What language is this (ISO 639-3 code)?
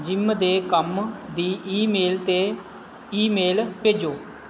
pan